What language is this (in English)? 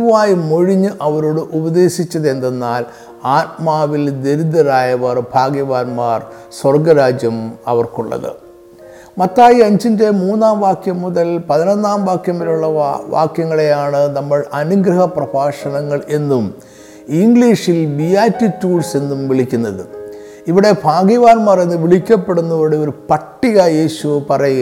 Malayalam